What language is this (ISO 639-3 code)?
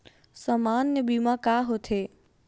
hne